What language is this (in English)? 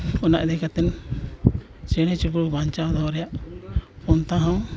Santali